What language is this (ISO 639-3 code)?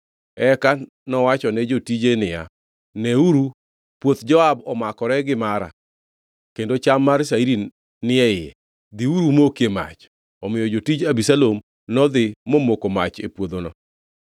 luo